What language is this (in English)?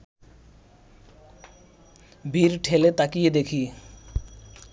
Bangla